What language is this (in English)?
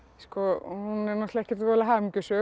Icelandic